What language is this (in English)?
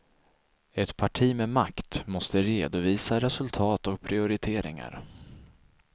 Swedish